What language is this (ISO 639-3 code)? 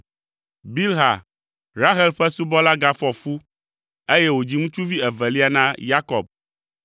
ewe